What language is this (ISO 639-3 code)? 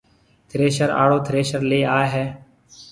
mve